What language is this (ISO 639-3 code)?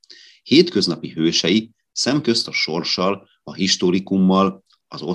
hun